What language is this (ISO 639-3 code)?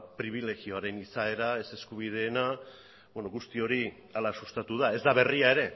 eus